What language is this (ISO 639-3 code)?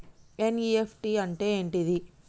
tel